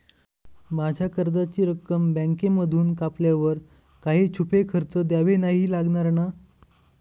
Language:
Marathi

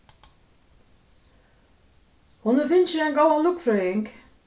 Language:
Faroese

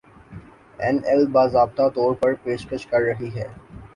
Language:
Urdu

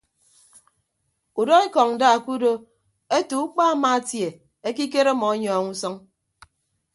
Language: Ibibio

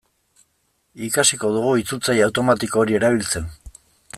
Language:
Basque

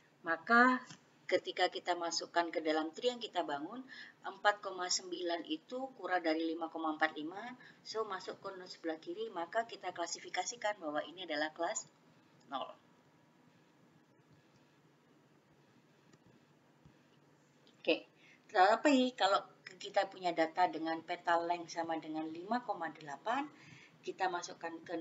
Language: Indonesian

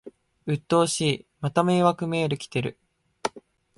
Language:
Japanese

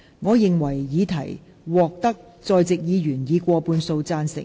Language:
Cantonese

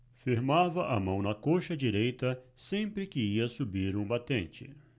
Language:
Portuguese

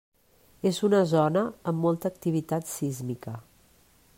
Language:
Catalan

